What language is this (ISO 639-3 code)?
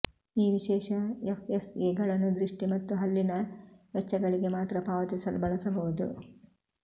kan